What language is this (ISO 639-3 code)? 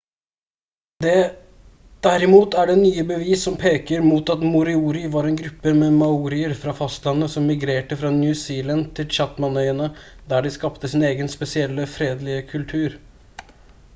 nob